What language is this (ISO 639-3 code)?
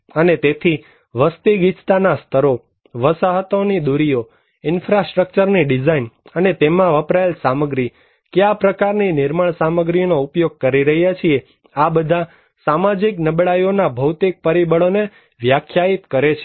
guj